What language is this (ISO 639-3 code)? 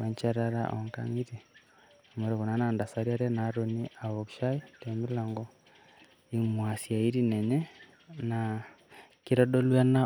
mas